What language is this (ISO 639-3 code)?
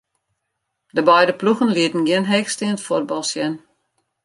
fry